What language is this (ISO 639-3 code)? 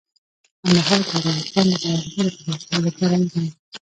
pus